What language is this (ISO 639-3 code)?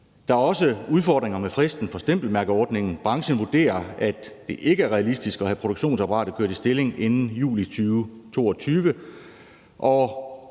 dan